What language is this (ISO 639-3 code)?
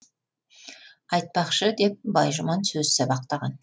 kaz